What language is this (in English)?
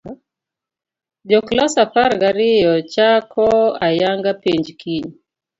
Luo (Kenya and Tanzania)